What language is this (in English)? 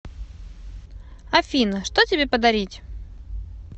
Russian